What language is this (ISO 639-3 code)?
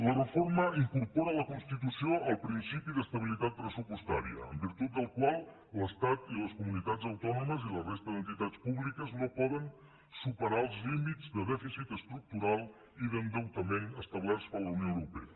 cat